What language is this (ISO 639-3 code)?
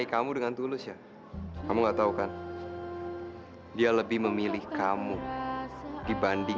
ind